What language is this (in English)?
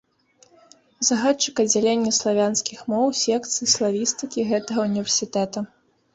Belarusian